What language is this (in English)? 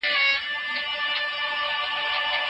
Pashto